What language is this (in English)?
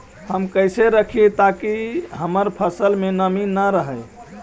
Magahi